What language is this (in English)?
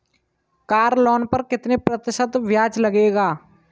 Hindi